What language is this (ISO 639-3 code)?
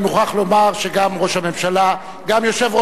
heb